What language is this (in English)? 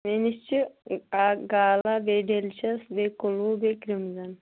Kashmiri